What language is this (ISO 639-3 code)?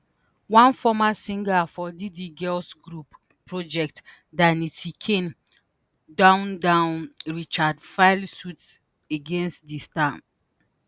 pcm